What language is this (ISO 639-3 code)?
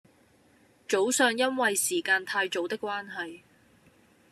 yue